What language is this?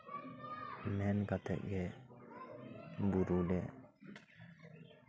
Santali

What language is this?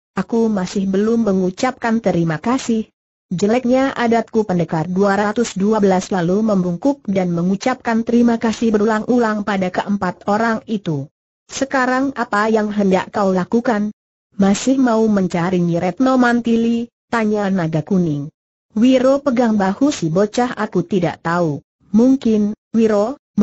Indonesian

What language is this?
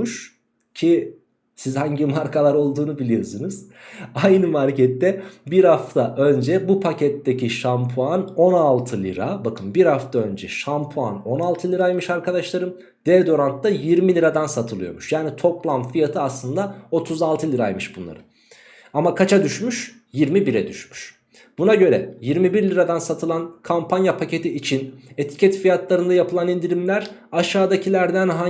Turkish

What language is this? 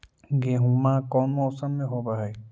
Magahi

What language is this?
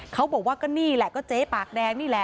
Thai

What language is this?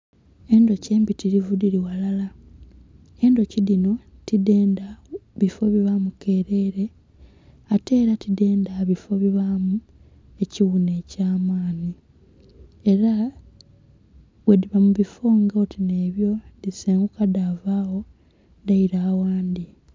Soga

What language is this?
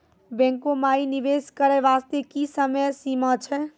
Maithili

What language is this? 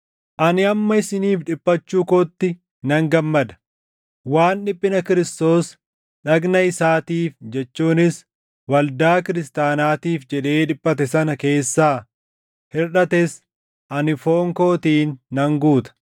Oromo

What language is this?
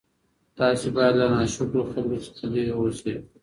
Pashto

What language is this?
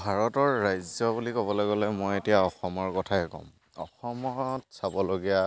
Assamese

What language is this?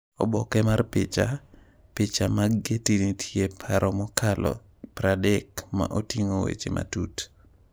Luo (Kenya and Tanzania)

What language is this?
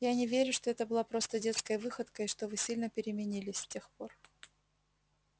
Russian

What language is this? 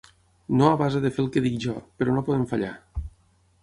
Catalan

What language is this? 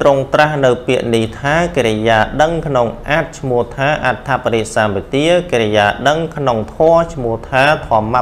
Thai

